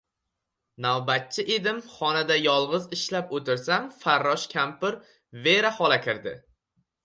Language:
Uzbek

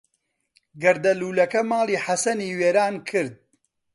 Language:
Central Kurdish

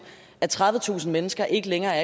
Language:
Danish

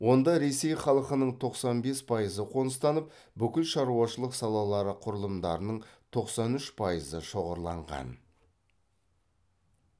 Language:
Kazakh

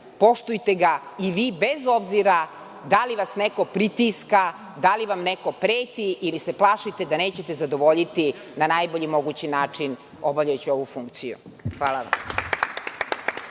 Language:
Serbian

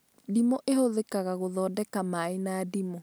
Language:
Kikuyu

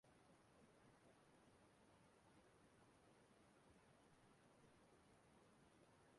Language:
Igbo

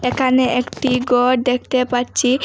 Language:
Bangla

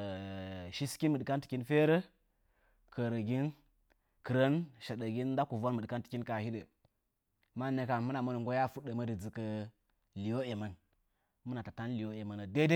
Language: Nzanyi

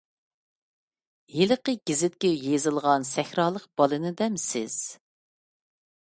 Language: Uyghur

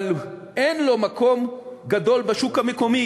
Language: Hebrew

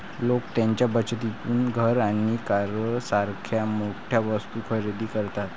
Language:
Marathi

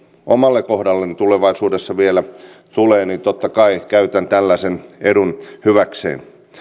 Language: Finnish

